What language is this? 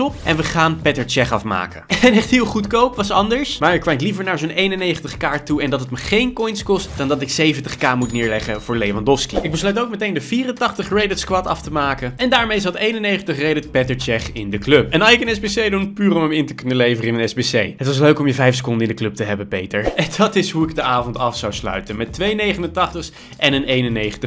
Dutch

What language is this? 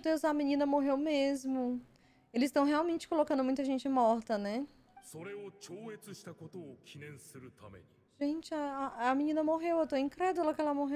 Portuguese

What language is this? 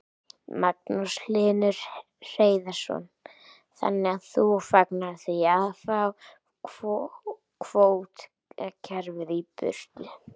Icelandic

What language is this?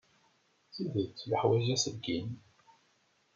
Kabyle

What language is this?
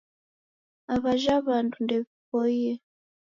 Taita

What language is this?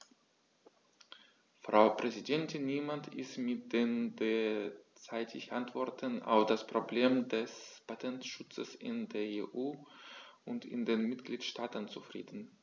German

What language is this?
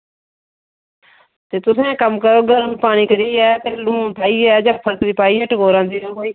Dogri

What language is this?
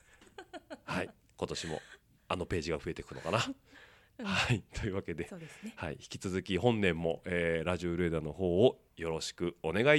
Japanese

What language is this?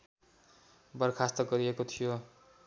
Nepali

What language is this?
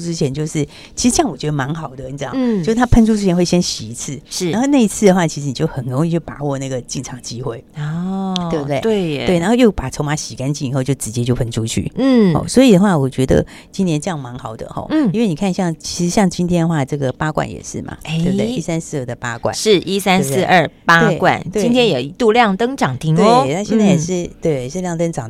Chinese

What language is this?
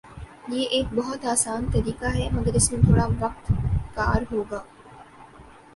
Urdu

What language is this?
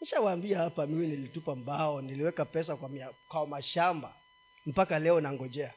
Swahili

